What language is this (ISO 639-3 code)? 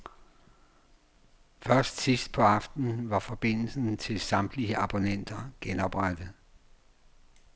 dan